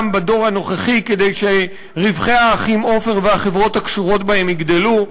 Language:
Hebrew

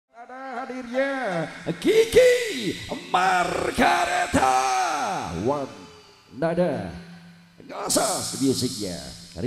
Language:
Indonesian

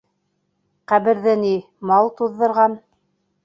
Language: Bashkir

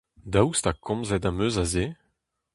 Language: Breton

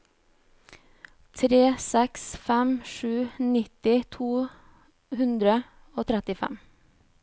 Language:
Norwegian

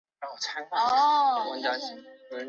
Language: Chinese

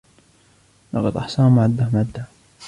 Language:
Arabic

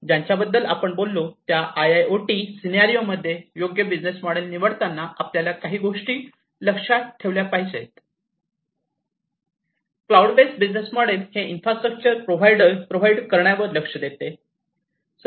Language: Marathi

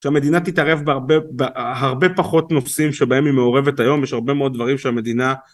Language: Hebrew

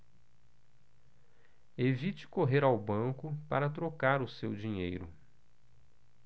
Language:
Portuguese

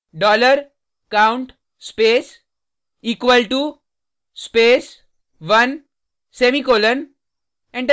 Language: Hindi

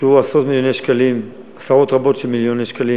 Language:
Hebrew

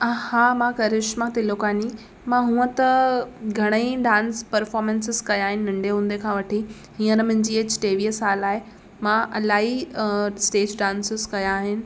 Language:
Sindhi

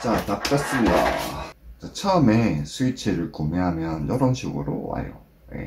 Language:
Korean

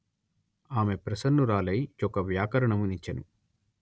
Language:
Telugu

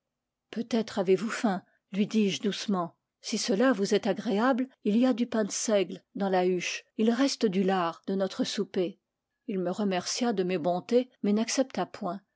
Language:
French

